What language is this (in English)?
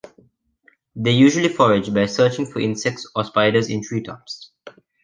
English